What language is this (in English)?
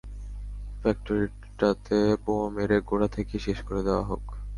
Bangla